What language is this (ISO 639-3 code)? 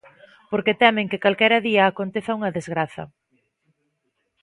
glg